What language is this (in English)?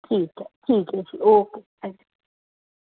Dogri